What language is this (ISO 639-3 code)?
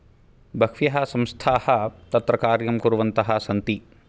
san